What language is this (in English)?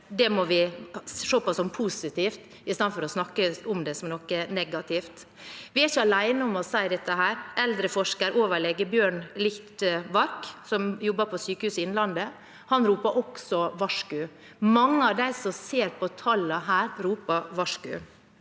Norwegian